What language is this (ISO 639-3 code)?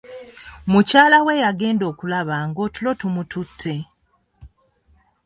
lug